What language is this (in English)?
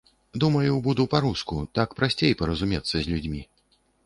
Belarusian